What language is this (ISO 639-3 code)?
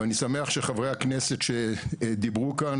heb